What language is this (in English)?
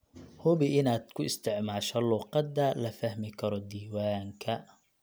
Somali